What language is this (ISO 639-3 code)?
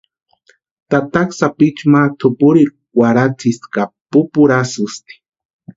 pua